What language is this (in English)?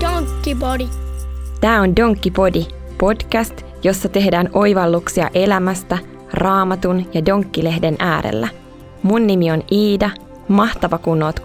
Finnish